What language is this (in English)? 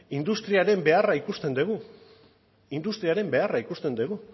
Basque